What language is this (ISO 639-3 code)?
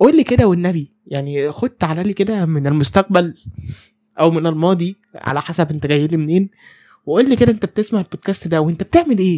ara